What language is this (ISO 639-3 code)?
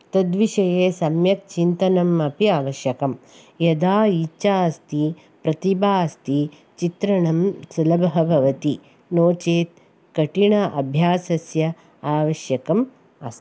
san